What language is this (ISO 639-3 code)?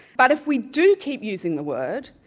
eng